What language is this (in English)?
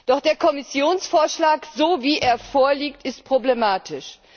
German